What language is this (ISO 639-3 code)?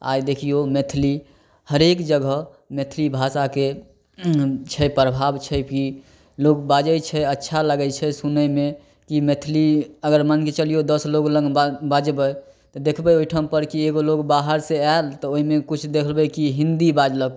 mai